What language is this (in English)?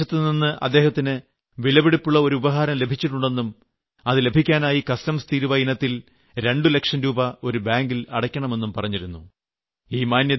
Malayalam